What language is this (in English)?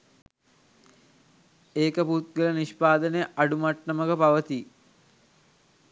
Sinhala